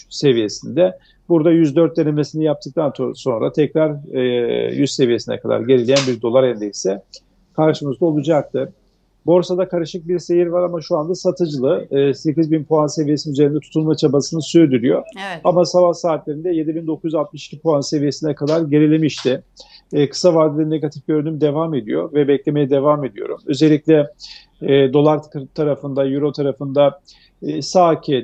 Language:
Turkish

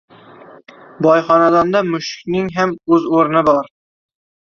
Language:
Uzbek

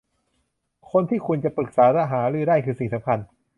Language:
Thai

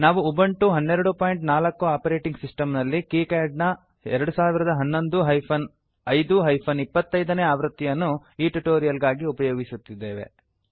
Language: Kannada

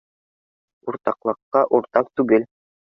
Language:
Bashkir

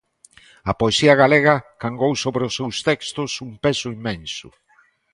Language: Galician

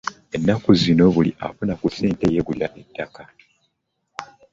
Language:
Ganda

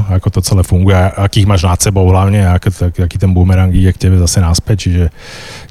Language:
Slovak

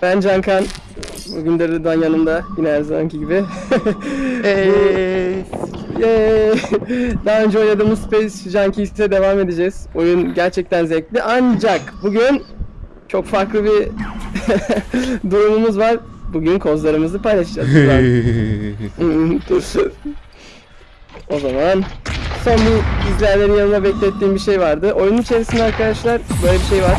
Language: Turkish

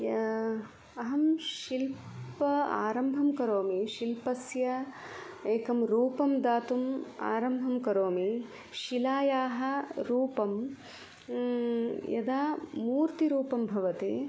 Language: Sanskrit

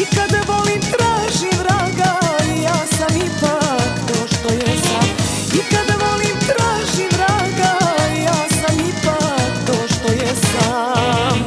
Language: Romanian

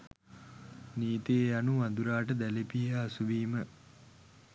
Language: Sinhala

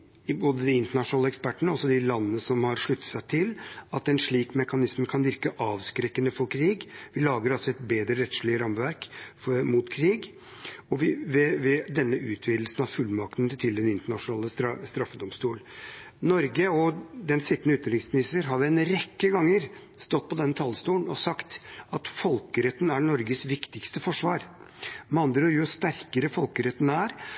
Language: Norwegian Bokmål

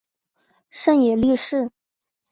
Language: Chinese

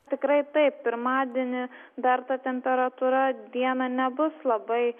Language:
Lithuanian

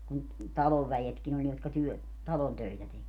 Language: Finnish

